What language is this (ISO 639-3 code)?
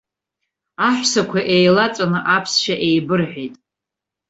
abk